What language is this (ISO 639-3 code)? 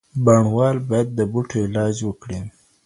pus